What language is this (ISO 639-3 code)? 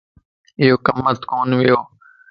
lss